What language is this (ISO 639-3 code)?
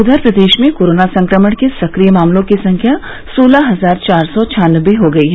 hin